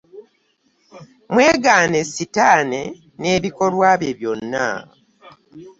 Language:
Ganda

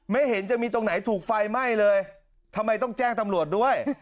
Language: Thai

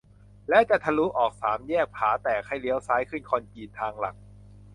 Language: Thai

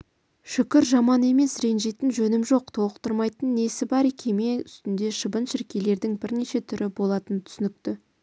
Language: Kazakh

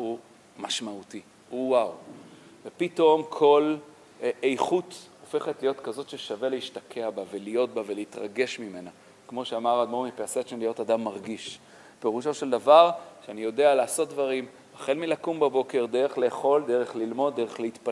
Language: Hebrew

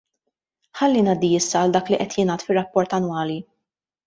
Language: Maltese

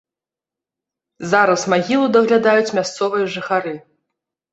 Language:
Belarusian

